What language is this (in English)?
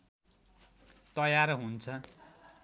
Nepali